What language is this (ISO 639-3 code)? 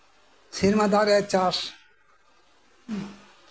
sat